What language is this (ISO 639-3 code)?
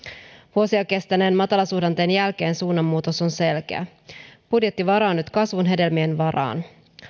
fin